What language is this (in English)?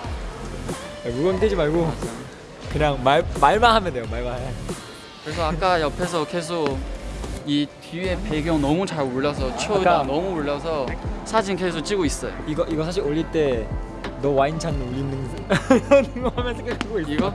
Korean